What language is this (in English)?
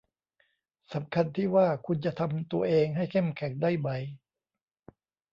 Thai